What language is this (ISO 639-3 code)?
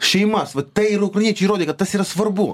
lit